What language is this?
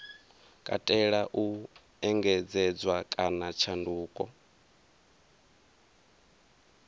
Venda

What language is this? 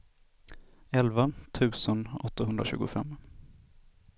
Swedish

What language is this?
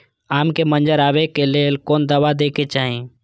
Maithili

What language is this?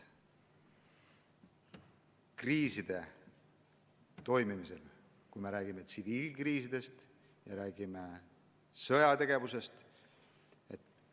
Estonian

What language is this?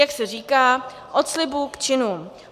Czech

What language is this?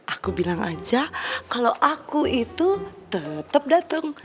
Indonesian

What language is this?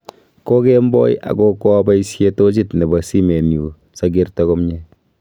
Kalenjin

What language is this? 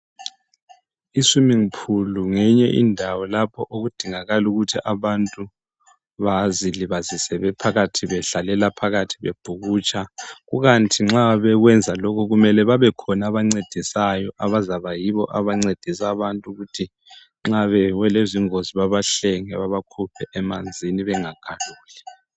North Ndebele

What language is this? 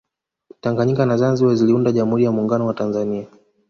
Swahili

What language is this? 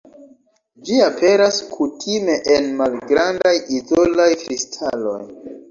Esperanto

